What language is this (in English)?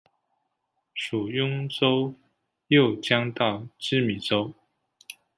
Chinese